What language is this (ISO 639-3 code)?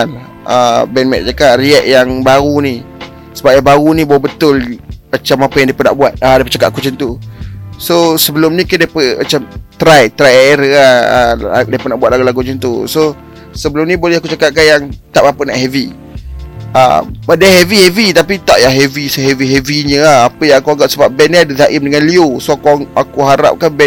msa